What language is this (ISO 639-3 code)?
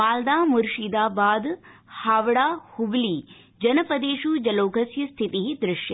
san